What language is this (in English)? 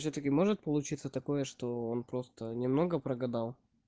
Russian